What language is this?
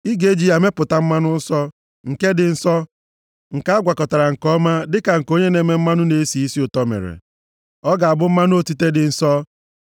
Igbo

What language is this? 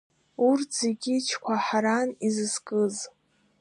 Abkhazian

